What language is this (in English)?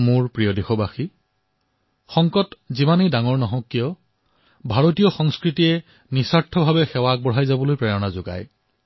Assamese